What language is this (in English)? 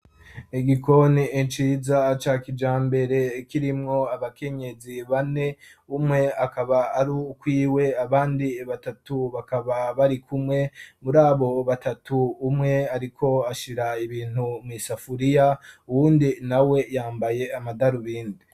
Rundi